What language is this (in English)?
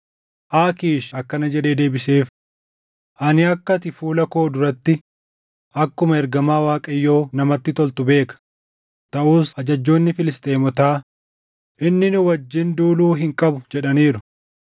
Oromo